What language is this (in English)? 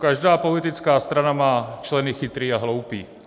Czech